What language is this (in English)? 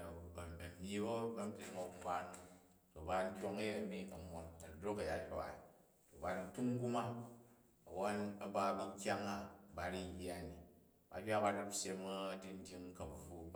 Jju